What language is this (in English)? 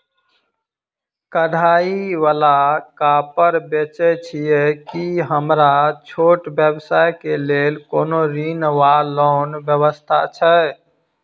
Maithili